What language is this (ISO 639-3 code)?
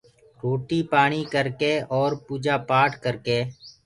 ggg